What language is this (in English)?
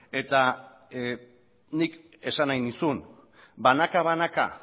Basque